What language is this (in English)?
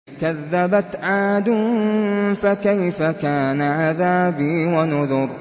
Arabic